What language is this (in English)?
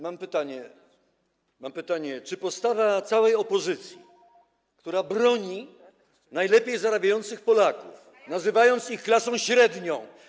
Polish